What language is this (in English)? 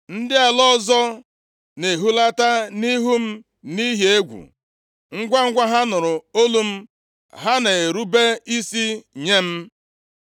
Igbo